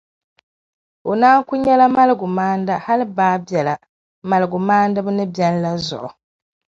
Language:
Dagbani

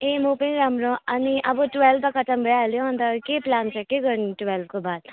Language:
Nepali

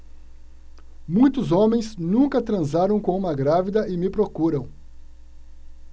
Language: Portuguese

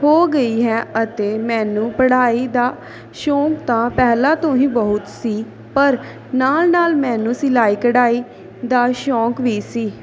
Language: Punjabi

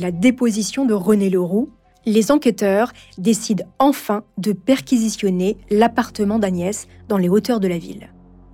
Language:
French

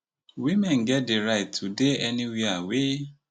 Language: Nigerian Pidgin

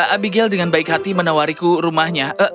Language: Indonesian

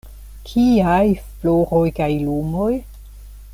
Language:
Esperanto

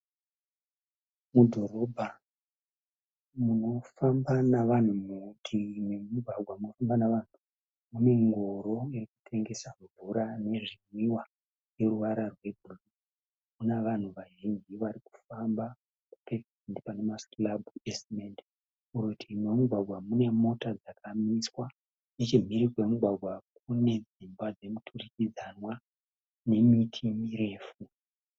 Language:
Shona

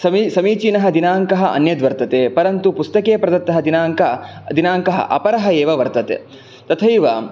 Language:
Sanskrit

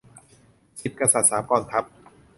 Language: Thai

